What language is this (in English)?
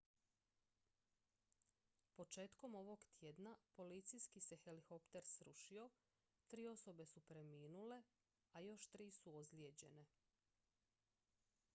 Croatian